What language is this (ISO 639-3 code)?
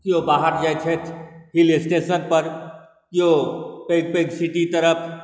mai